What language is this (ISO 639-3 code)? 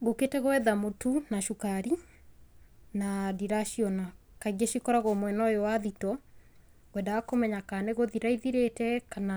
kik